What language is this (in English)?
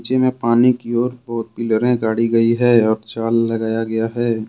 Hindi